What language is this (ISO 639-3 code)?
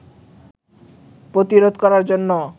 ben